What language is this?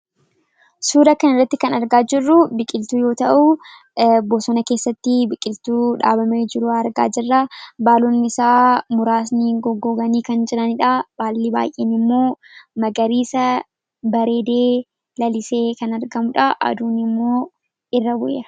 Oromo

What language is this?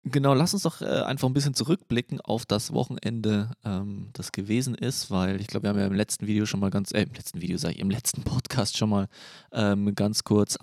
German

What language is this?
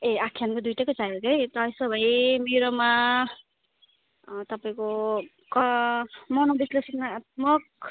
Nepali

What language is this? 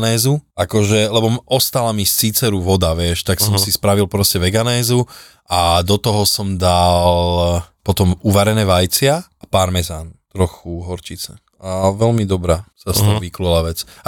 Slovak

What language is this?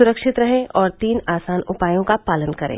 Hindi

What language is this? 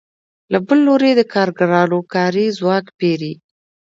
Pashto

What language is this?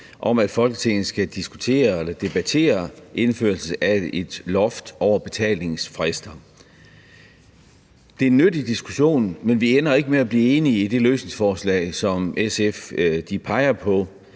Danish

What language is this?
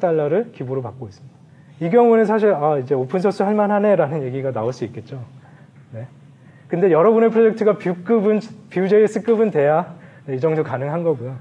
Korean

